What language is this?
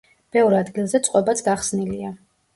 Georgian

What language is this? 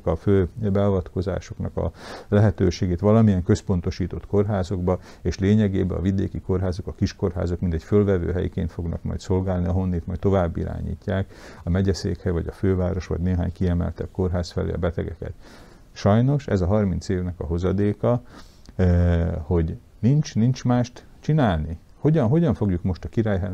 Hungarian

